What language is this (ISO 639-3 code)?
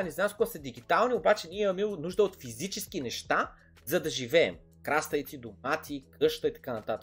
bul